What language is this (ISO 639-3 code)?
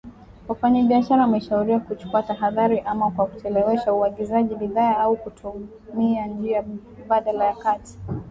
swa